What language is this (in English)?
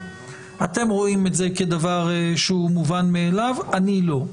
Hebrew